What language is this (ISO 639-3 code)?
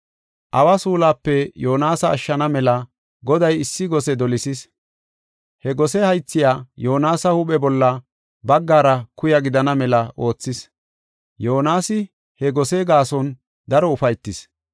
gof